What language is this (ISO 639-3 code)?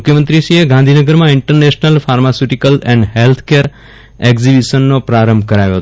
guj